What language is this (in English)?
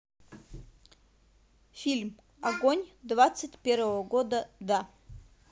Russian